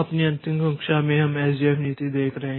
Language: Hindi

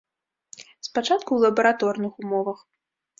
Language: Belarusian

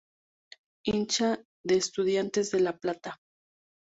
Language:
Spanish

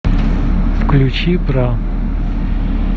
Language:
Russian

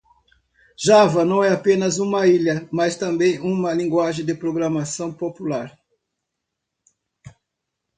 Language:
Portuguese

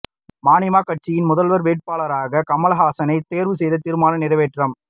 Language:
Tamil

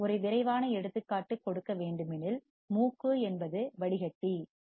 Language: Tamil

